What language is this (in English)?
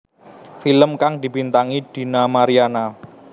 Javanese